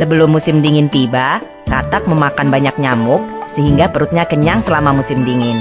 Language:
Indonesian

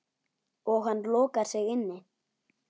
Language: Icelandic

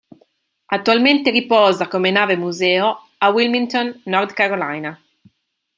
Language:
Italian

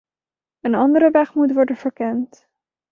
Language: Dutch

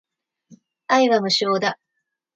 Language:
Japanese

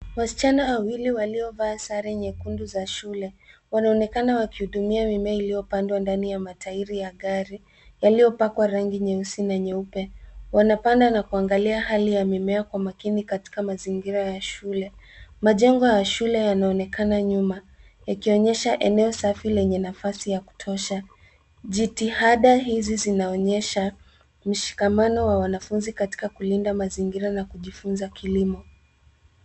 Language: Swahili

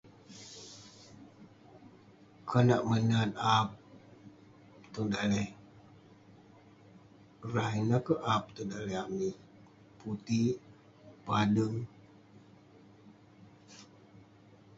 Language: Western Penan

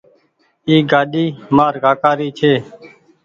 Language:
Goaria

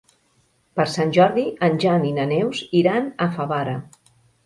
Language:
Catalan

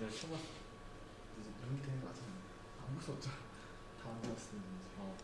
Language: Korean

